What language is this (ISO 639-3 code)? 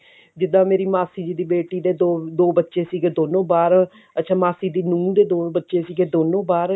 pan